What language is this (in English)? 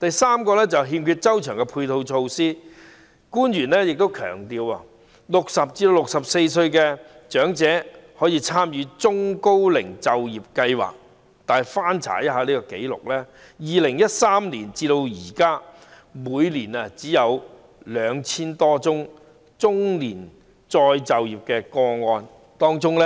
Cantonese